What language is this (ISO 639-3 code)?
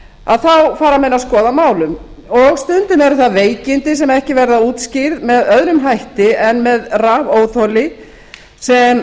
isl